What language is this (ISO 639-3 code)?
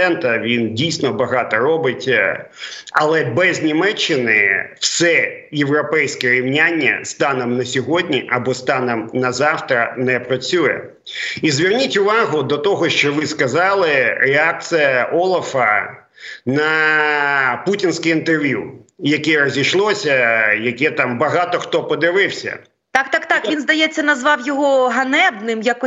ukr